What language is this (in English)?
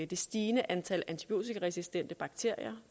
Danish